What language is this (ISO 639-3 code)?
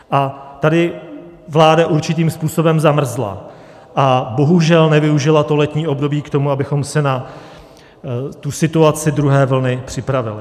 ces